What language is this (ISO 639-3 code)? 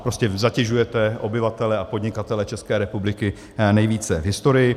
ces